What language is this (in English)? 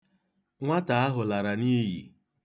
Igbo